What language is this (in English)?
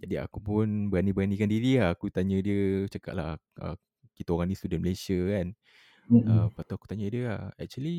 Malay